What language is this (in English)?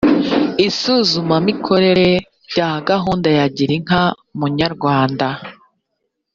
Kinyarwanda